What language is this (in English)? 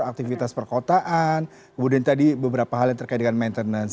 Indonesian